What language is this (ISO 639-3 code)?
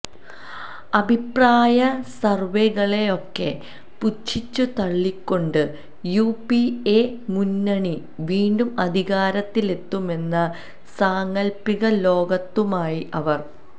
mal